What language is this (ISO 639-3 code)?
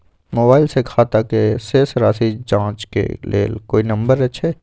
mai